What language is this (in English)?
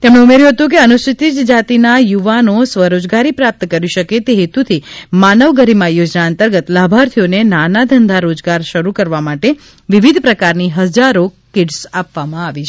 Gujarati